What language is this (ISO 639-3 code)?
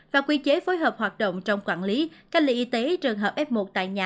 vie